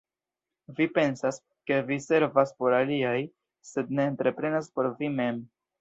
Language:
Esperanto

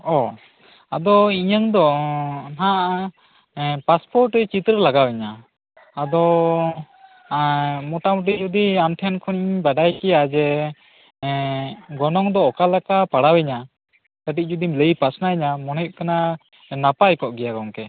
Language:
Santali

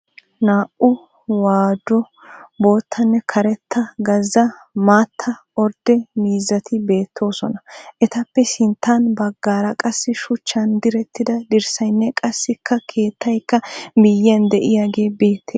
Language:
Wolaytta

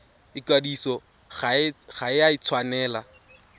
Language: Tswana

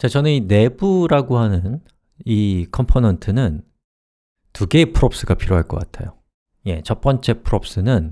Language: Korean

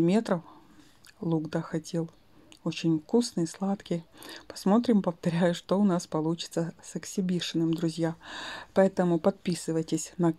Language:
Russian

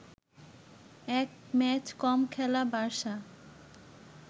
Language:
Bangla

